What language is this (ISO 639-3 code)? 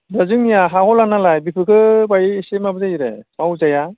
brx